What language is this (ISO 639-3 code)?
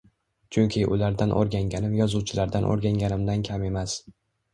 uzb